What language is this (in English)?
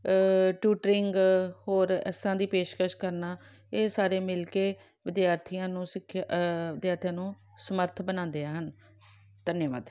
Punjabi